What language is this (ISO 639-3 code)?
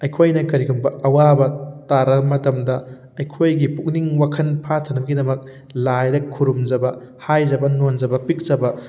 mni